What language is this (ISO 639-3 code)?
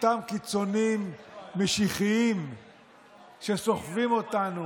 heb